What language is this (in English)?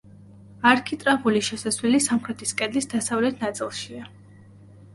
Georgian